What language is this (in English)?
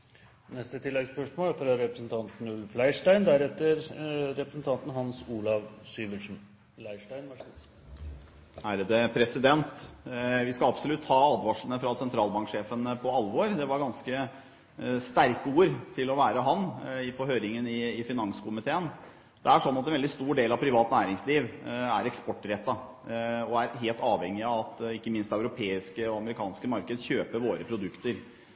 Norwegian